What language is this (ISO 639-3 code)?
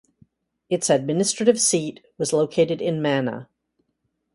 eng